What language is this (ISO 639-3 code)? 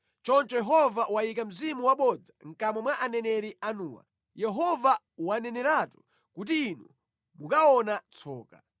nya